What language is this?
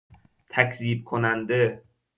Persian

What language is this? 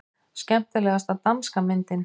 Icelandic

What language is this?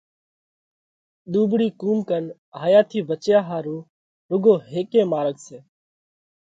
Parkari Koli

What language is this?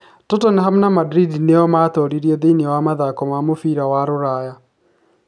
Kikuyu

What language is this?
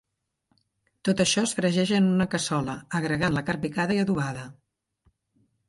Catalan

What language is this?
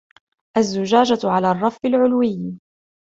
Arabic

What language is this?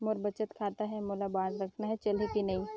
Chhattisgarhi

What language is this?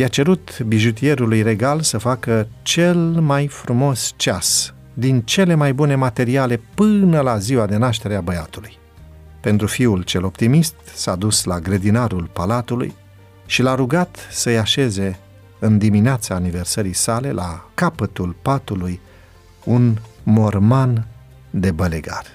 Romanian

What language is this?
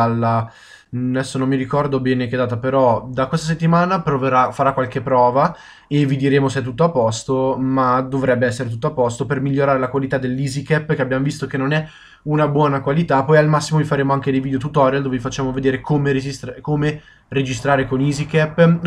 Italian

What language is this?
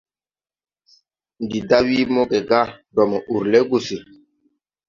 Tupuri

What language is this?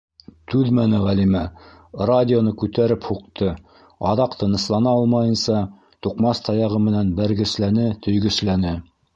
Bashkir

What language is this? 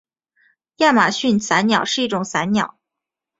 Chinese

